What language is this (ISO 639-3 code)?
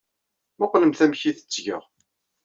kab